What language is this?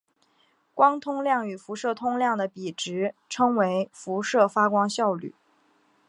Chinese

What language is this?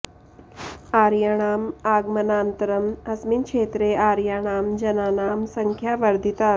Sanskrit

